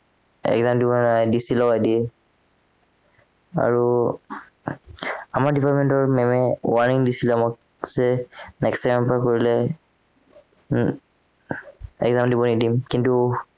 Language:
Assamese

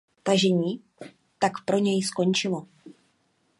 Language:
Czech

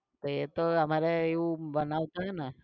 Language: Gujarati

